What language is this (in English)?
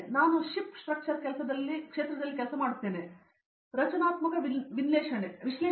Kannada